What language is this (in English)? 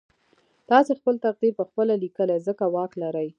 Pashto